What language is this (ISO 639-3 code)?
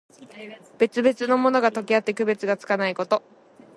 jpn